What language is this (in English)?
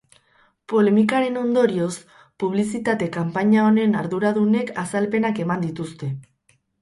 Basque